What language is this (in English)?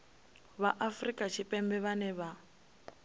Venda